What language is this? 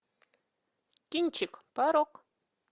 Russian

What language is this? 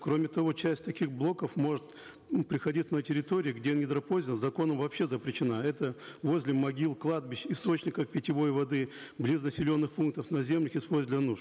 Kazakh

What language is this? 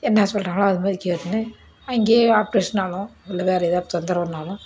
Tamil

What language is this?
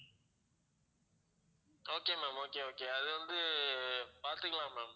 Tamil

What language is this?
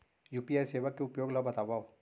Chhattisgarhi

